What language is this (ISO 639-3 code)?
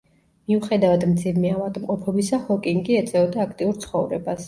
kat